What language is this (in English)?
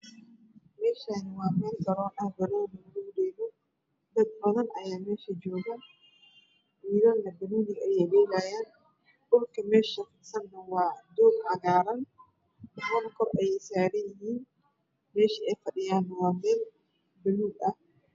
Somali